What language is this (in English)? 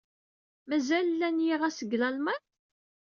Kabyle